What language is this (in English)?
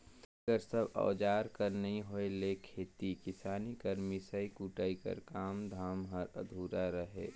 Chhattisgarhi